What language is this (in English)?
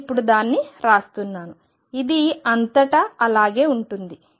Telugu